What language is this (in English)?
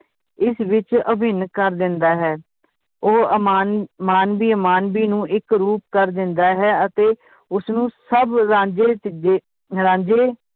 Punjabi